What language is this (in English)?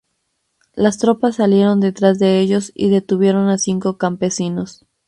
Spanish